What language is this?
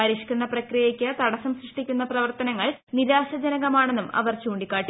Malayalam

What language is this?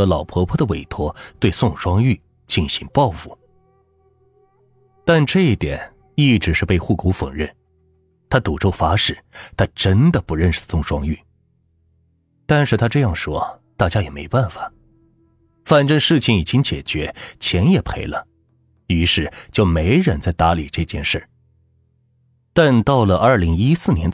Chinese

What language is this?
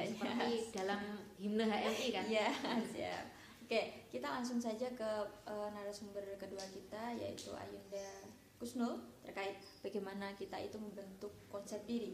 Indonesian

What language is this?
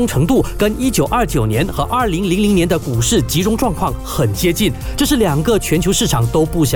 Chinese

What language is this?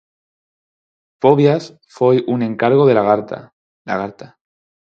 Galician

